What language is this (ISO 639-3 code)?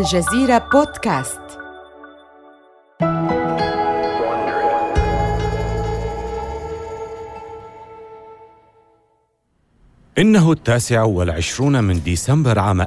ara